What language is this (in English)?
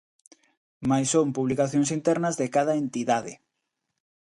Galician